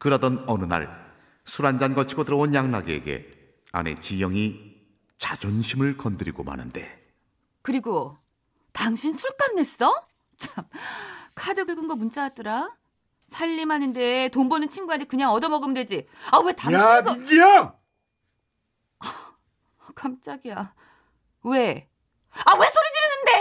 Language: Korean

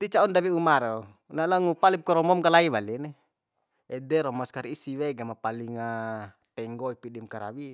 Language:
Bima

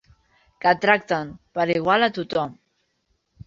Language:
Catalan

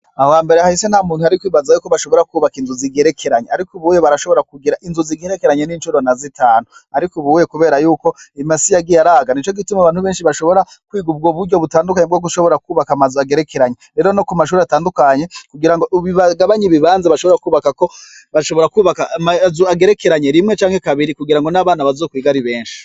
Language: Rundi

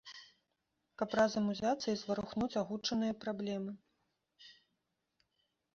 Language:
Belarusian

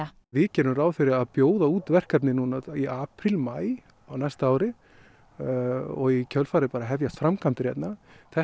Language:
Icelandic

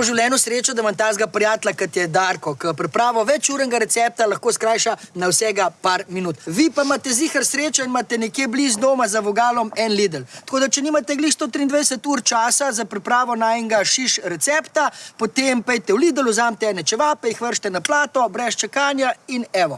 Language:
Slovenian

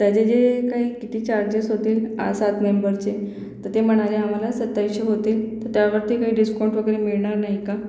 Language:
Marathi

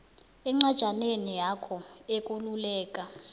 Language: South Ndebele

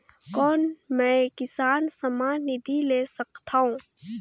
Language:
Chhattisgarhi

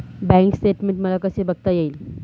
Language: Marathi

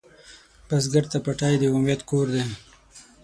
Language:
Pashto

